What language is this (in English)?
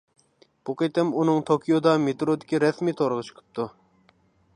Uyghur